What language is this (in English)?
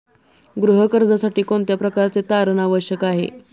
Marathi